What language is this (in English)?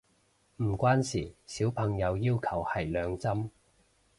Cantonese